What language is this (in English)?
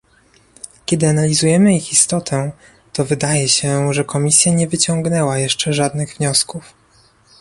Polish